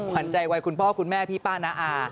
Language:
Thai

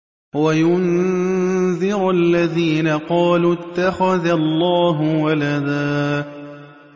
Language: Arabic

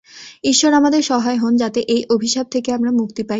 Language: Bangla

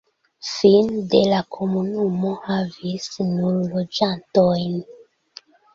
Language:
Esperanto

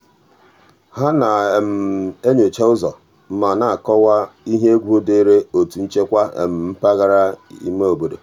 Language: Igbo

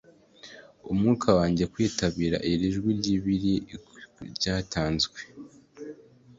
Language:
Kinyarwanda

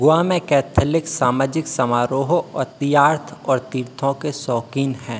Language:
Hindi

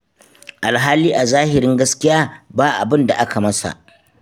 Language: Hausa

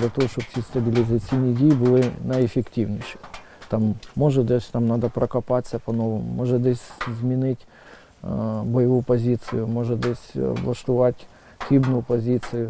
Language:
Ukrainian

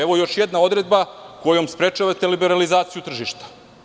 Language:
Serbian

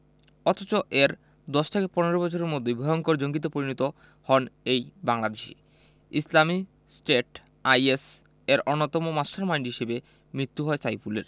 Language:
Bangla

